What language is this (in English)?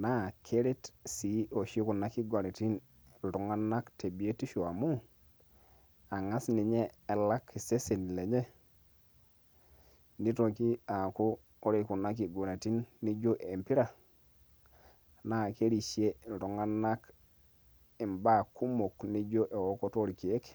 Masai